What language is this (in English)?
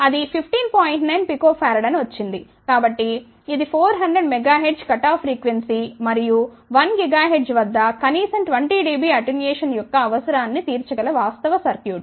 Telugu